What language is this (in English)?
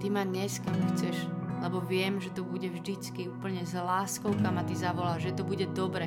Slovak